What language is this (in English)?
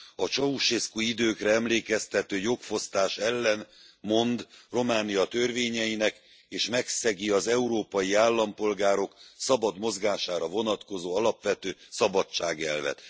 Hungarian